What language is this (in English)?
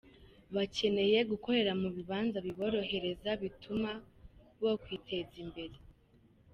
Kinyarwanda